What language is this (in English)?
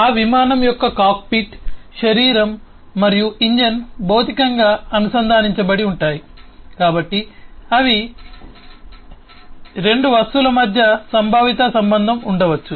Telugu